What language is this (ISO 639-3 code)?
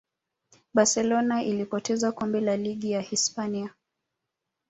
swa